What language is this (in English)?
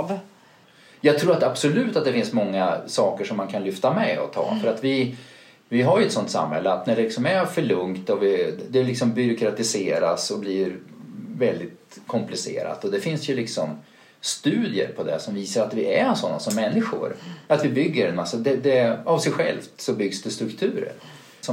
Swedish